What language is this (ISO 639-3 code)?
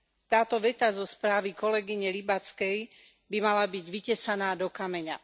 slk